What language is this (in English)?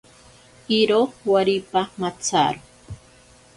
Ashéninka Perené